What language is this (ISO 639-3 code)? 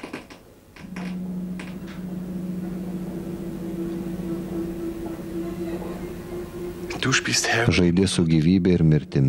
lit